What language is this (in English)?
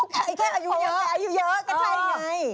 Thai